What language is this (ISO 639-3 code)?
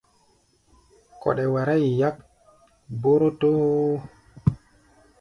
gba